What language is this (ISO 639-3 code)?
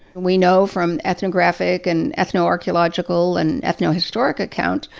eng